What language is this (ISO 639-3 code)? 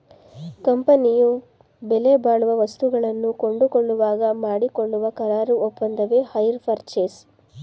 kan